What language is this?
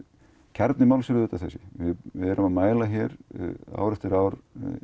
Icelandic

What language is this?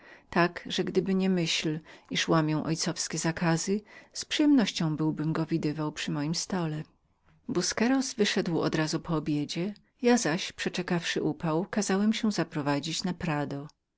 Polish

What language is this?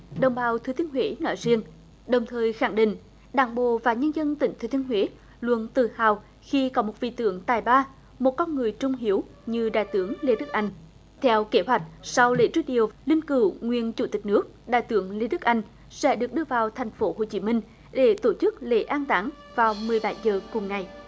Vietnamese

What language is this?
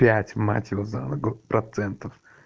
Russian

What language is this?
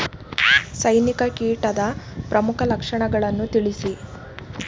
Kannada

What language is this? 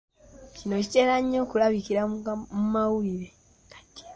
Ganda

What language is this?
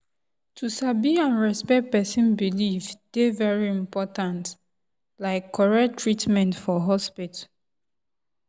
Nigerian Pidgin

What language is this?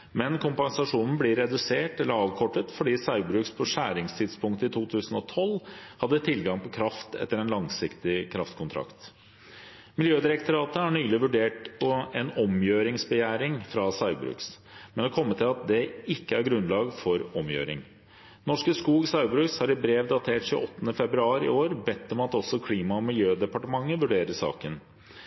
Norwegian Bokmål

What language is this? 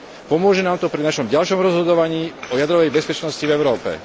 Slovak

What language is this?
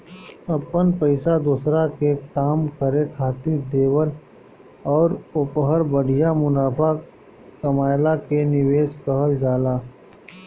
Bhojpuri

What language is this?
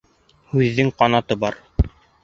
Bashkir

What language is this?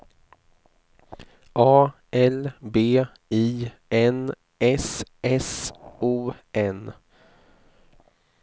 Swedish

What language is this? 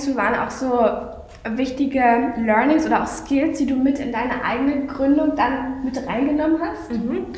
German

